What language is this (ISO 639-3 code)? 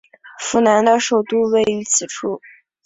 zho